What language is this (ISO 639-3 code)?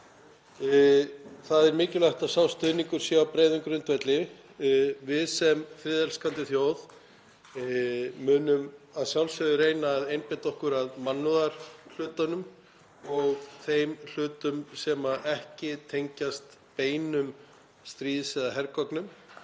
isl